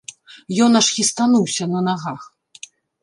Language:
Belarusian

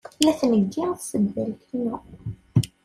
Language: Kabyle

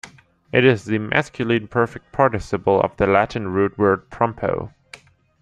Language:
English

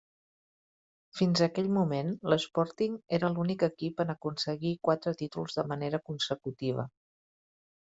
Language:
Catalan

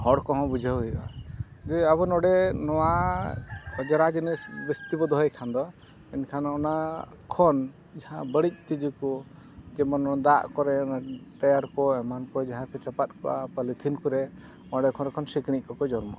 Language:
Santali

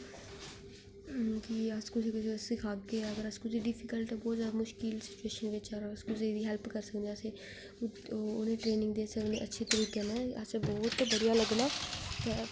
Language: Dogri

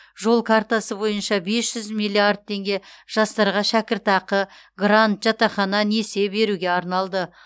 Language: Kazakh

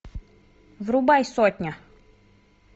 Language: Russian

